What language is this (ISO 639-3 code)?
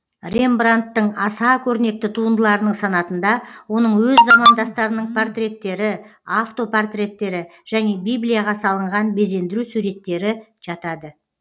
kaz